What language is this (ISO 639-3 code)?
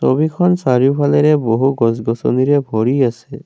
asm